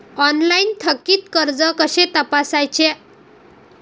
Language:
Marathi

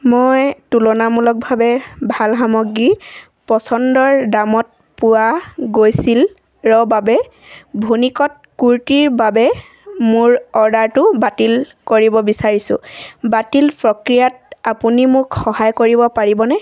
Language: Assamese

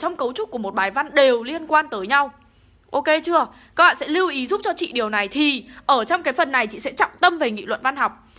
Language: Vietnamese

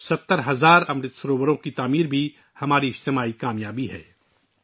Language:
Urdu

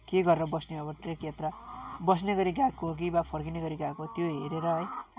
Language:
Nepali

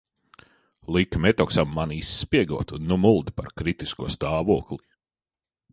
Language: Latvian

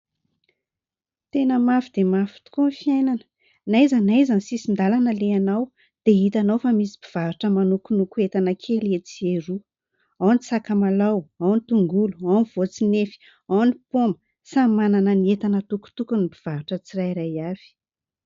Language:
Malagasy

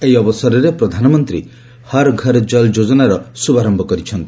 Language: Odia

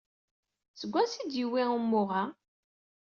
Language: Kabyle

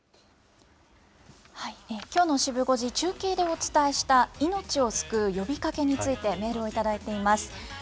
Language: Japanese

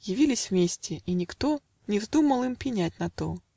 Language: Russian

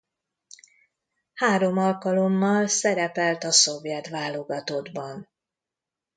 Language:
Hungarian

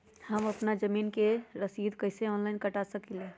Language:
Magahi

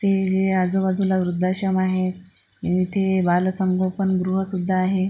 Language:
Marathi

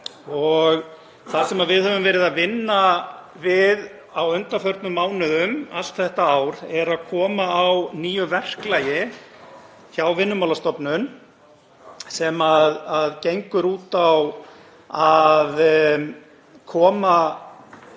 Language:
Icelandic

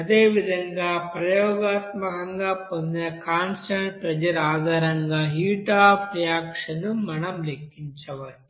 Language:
Telugu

